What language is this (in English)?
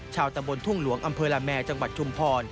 Thai